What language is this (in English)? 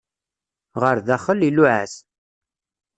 Kabyle